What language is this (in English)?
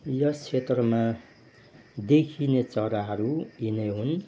Nepali